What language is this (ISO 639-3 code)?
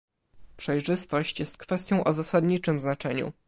pol